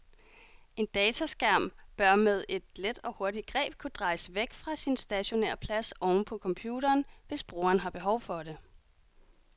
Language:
Danish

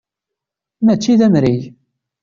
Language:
Kabyle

